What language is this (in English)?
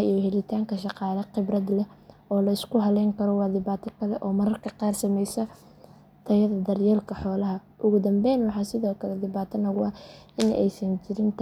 Somali